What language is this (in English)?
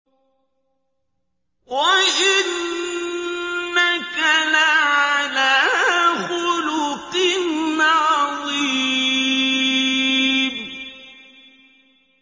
Arabic